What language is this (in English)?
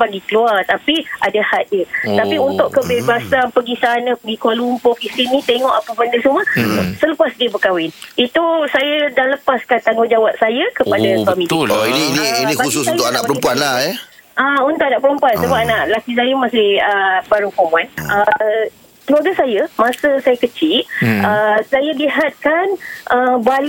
Malay